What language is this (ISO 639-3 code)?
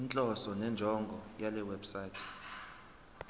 zul